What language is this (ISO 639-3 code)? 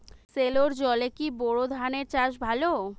ben